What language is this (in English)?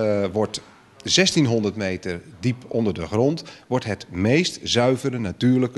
Dutch